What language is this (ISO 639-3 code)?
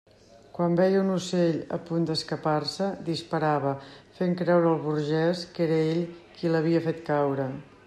cat